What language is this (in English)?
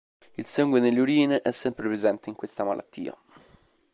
Italian